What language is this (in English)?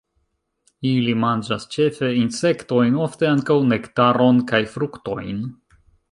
Esperanto